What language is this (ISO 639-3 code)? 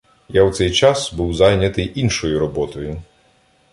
ukr